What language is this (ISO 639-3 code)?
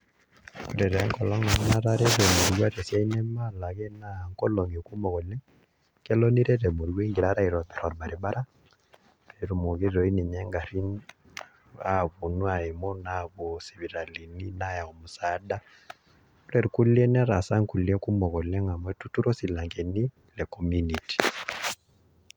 mas